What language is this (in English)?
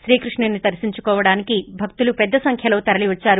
Telugu